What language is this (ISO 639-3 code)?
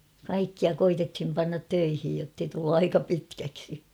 fin